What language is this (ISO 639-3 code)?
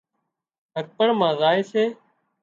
kxp